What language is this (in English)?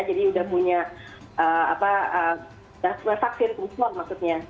Indonesian